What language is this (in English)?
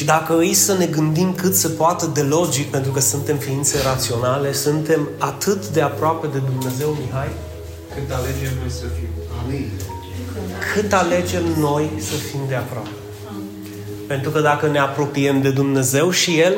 Romanian